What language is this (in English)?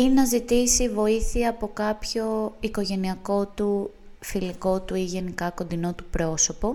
Greek